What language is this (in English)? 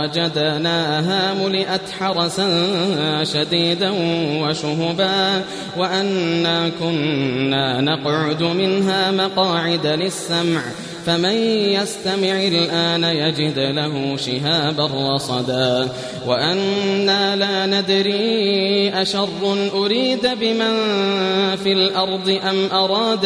Arabic